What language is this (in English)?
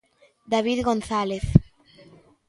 Galician